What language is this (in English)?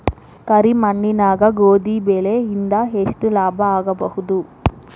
Kannada